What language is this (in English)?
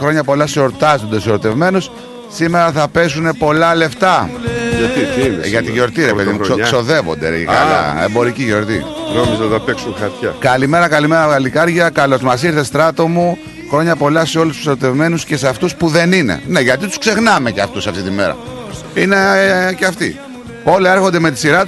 Greek